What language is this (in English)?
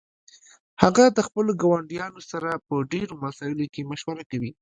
Pashto